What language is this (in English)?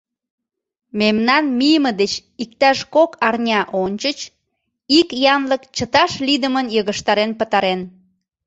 Mari